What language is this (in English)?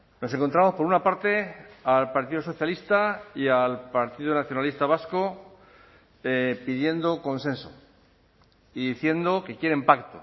Spanish